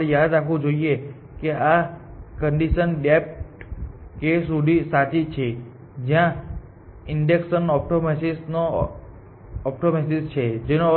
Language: Gujarati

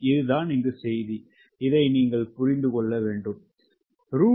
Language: Tamil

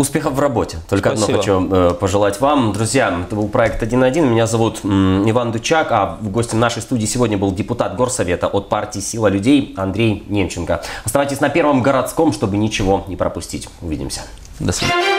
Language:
Russian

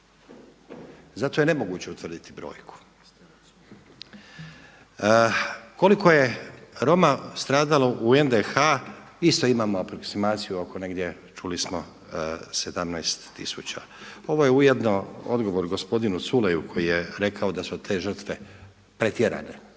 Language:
Croatian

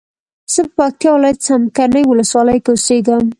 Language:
Pashto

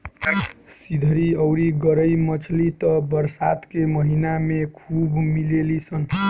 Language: Bhojpuri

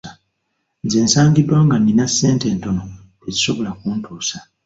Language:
Ganda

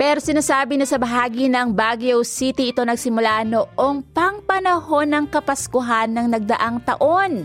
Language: Filipino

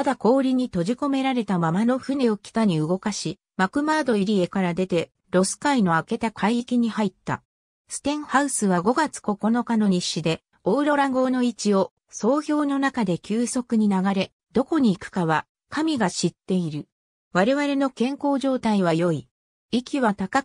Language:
Japanese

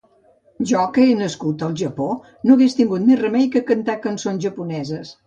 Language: Catalan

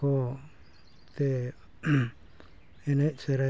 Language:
Santali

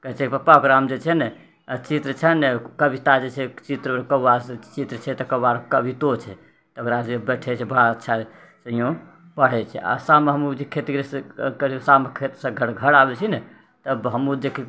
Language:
Maithili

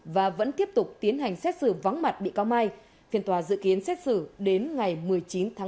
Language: Vietnamese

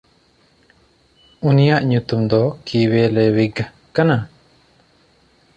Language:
Santali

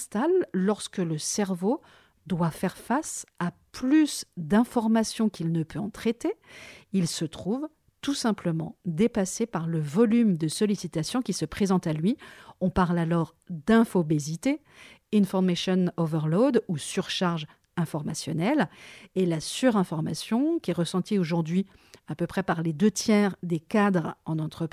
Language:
French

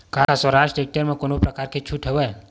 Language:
Chhattisgarhi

